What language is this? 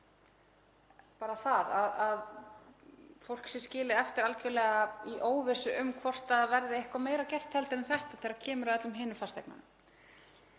Icelandic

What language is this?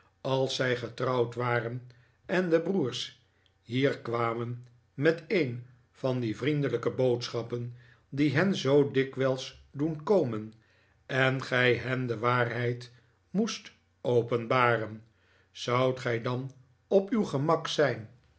Dutch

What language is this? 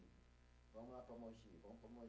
Portuguese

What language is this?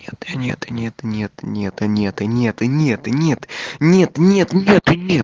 Russian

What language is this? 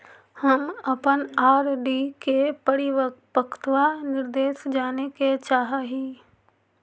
Magahi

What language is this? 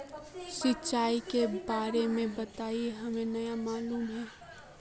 Magahi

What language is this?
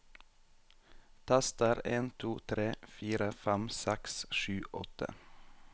Norwegian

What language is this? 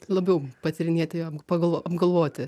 Lithuanian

